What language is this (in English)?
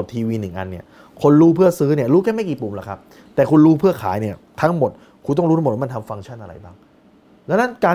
Thai